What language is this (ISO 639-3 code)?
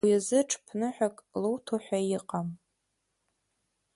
abk